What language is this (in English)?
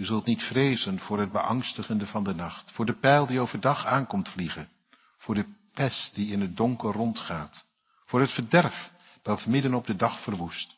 Dutch